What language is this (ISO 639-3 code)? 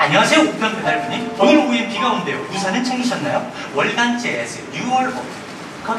kor